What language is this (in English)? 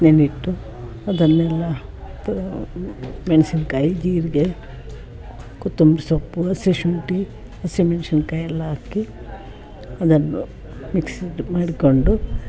Kannada